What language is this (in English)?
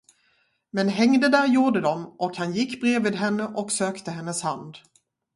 Swedish